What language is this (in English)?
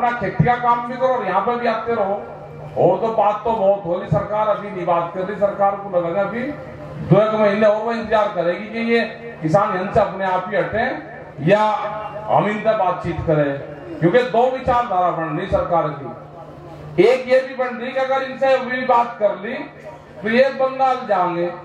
Hindi